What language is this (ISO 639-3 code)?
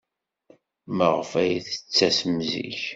kab